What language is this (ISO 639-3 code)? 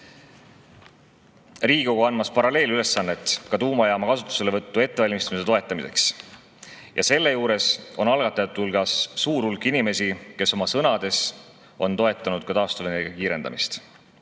est